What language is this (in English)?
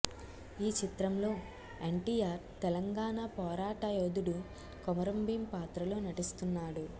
Telugu